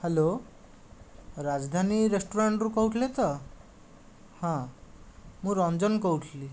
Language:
Odia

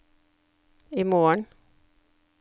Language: Norwegian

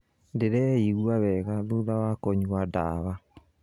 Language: Kikuyu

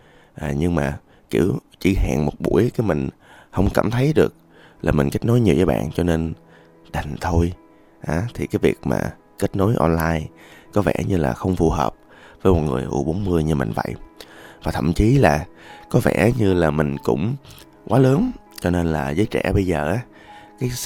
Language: Vietnamese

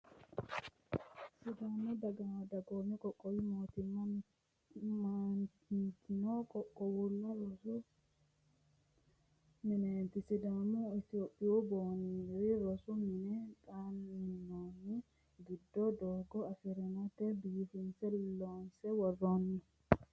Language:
Sidamo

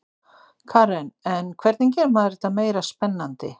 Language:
Icelandic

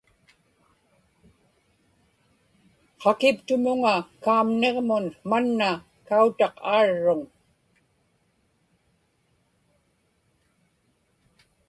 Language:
Inupiaq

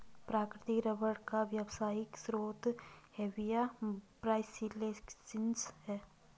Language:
Hindi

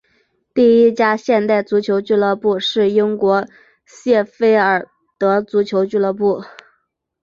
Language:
Chinese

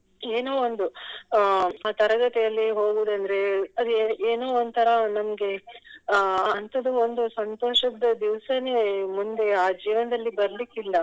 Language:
Kannada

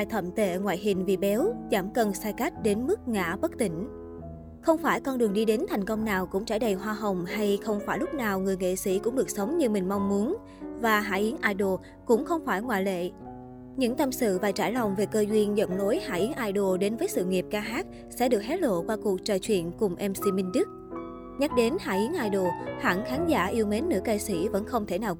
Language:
Vietnamese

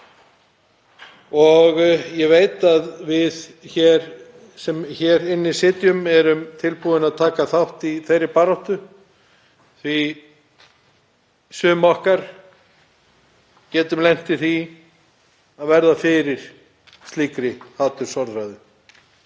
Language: Icelandic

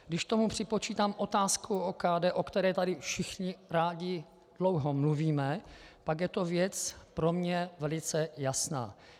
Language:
Czech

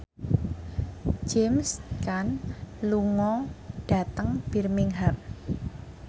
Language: Javanese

